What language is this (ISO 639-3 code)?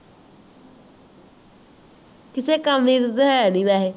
pan